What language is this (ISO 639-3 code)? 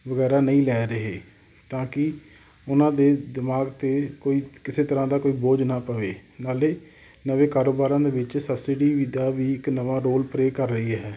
pan